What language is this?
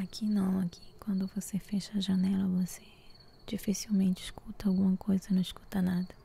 Portuguese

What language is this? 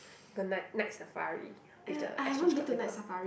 English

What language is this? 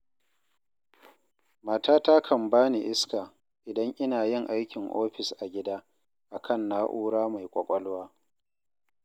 Hausa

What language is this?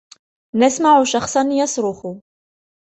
Arabic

